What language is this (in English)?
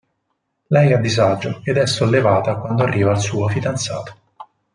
Italian